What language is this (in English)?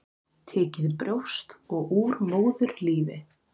Icelandic